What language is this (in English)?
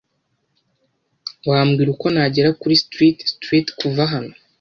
Kinyarwanda